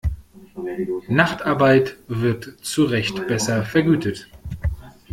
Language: German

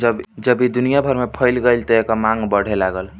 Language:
Bhojpuri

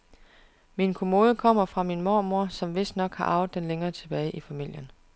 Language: Danish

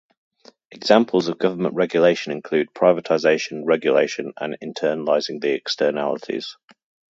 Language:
English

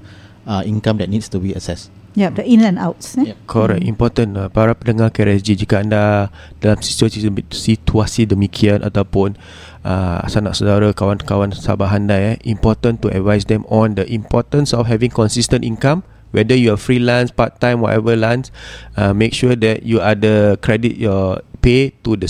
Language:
Malay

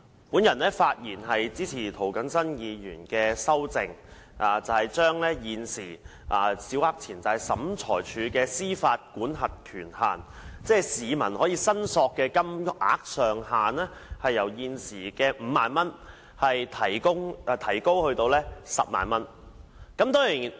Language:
Cantonese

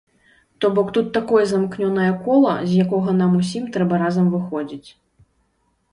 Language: Belarusian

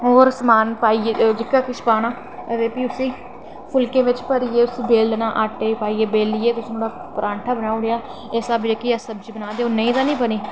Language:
Dogri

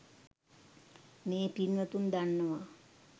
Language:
Sinhala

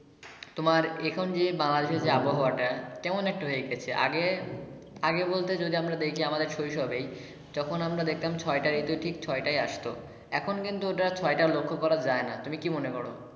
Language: Bangla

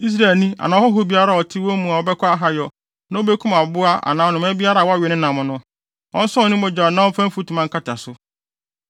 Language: Akan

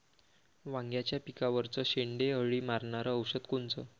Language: Marathi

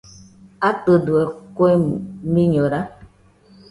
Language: Nüpode Huitoto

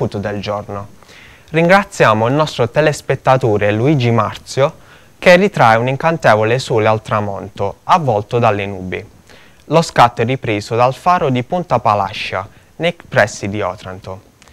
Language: Italian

